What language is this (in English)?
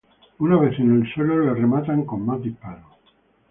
Spanish